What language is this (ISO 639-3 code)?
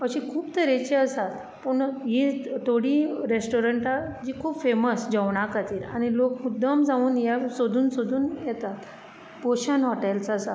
kok